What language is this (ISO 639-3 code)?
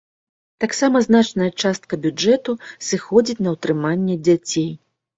bel